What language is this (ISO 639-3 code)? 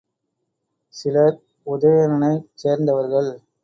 tam